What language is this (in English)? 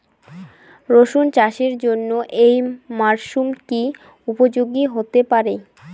Bangla